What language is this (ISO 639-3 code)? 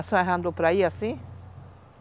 por